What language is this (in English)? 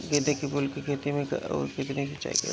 Bhojpuri